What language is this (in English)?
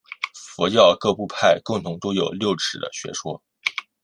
Chinese